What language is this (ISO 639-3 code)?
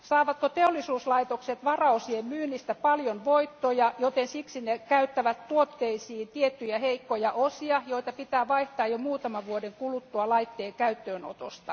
fin